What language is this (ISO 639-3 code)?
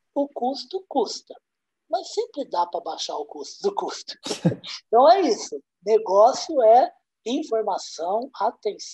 por